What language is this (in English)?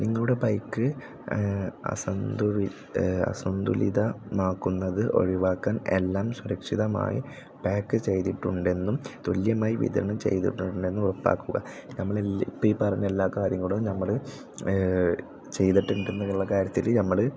Malayalam